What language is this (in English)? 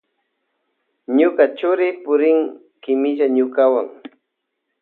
Loja Highland Quichua